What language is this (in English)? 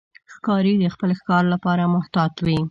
Pashto